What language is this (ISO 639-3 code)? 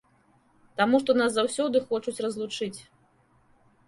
bel